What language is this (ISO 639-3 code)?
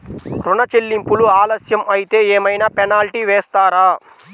tel